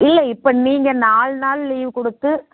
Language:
Tamil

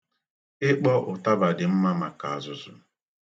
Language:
Igbo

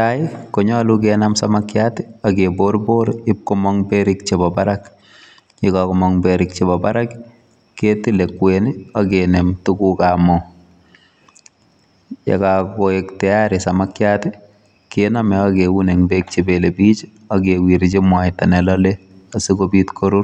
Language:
Kalenjin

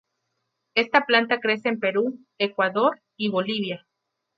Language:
Spanish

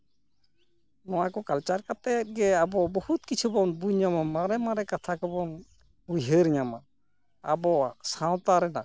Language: Santali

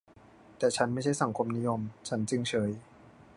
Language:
Thai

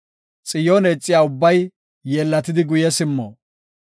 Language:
Gofa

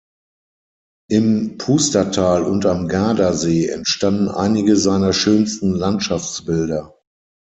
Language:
German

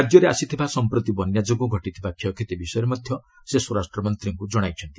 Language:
Odia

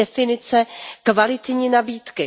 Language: Czech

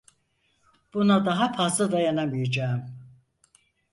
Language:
Turkish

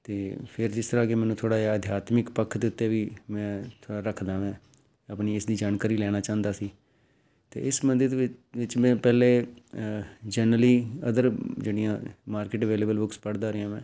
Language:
Punjabi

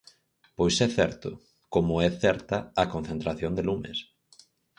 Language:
Galician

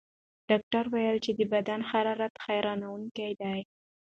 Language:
Pashto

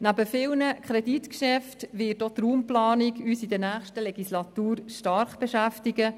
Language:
Swiss German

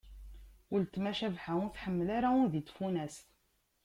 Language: Kabyle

